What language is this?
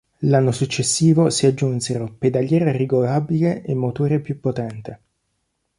Italian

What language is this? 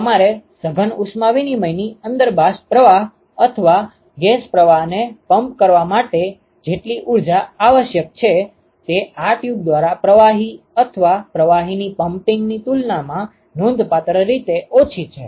Gujarati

